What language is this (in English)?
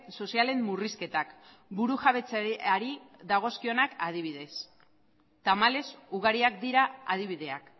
Basque